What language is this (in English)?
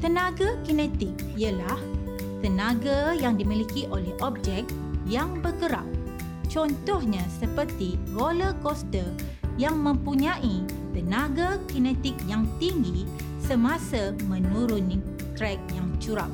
Malay